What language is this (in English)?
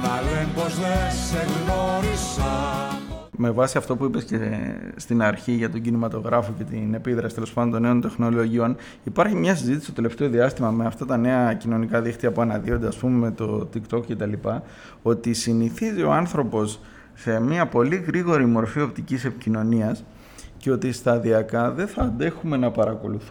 Greek